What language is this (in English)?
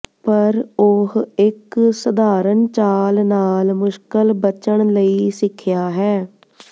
Punjabi